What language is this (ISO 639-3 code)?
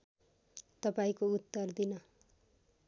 nep